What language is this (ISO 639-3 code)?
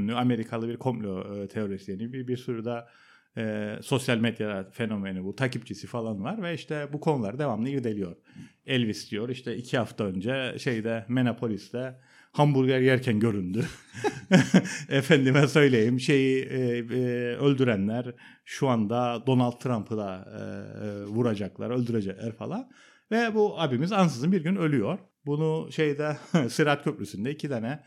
tur